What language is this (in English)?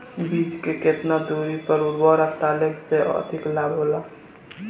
Bhojpuri